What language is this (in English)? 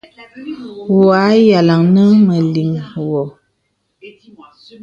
Bebele